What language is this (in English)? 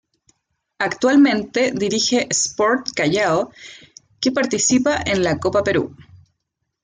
Spanish